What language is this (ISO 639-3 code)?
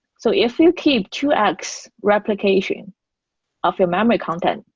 eng